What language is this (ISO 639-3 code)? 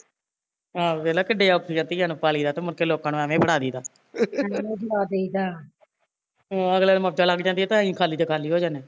pan